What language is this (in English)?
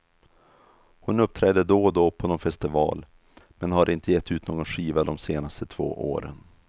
Swedish